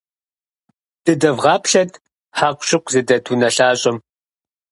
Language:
Kabardian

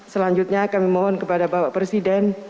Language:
Indonesian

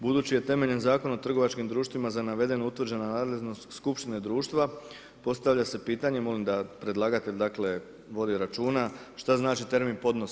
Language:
Croatian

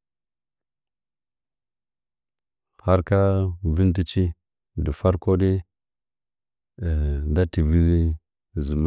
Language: Nzanyi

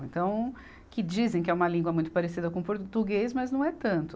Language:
Portuguese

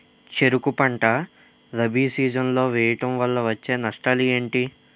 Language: Telugu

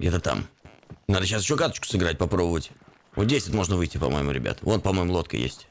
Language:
Russian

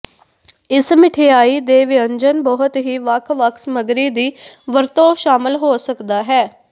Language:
Punjabi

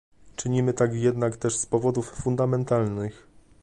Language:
Polish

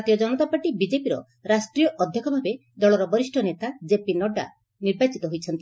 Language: Odia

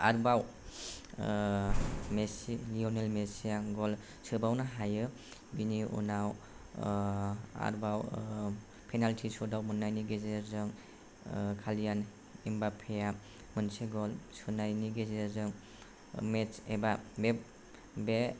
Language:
Bodo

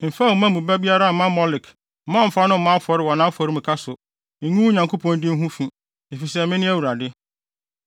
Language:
Akan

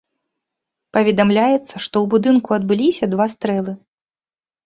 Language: Belarusian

